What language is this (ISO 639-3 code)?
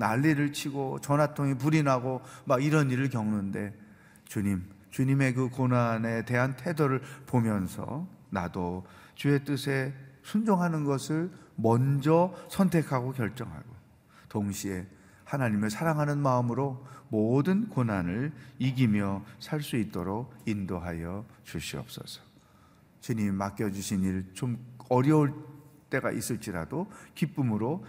kor